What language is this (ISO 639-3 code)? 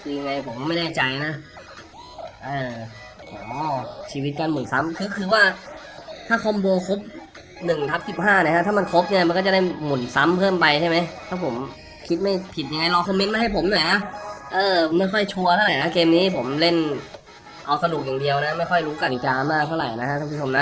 tha